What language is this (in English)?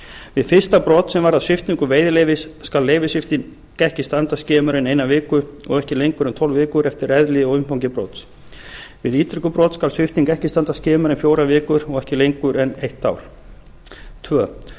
Icelandic